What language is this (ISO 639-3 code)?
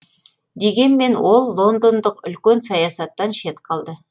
kaz